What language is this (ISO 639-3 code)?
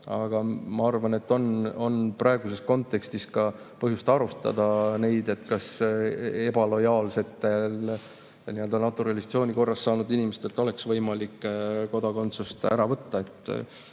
est